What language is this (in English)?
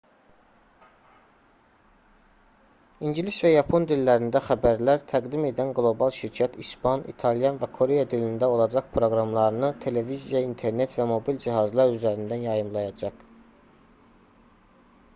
Azerbaijani